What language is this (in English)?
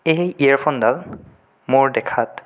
Assamese